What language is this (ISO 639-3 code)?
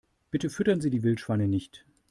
deu